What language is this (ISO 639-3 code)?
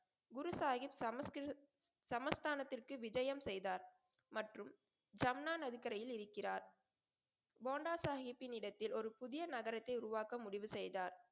tam